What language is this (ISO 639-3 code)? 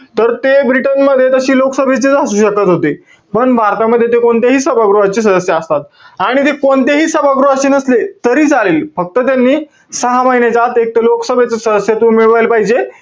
mar